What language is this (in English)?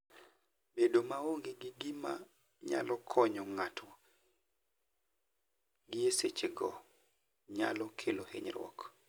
Luo (Kenya and Tanzania)